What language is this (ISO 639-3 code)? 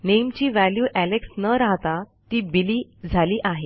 mar